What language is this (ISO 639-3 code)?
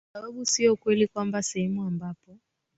swa